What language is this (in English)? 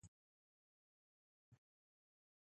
Ayacucho Quechua